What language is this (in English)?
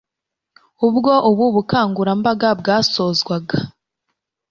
Kinyarwanda